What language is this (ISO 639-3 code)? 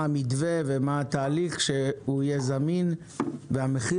heb